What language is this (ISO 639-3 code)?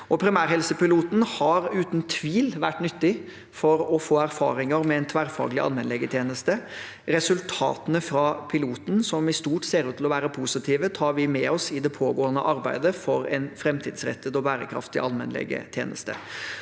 nor